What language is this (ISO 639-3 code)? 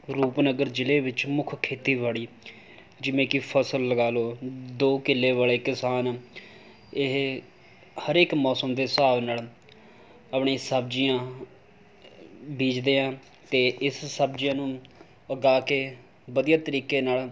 pan